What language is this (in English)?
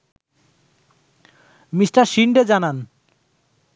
Bangla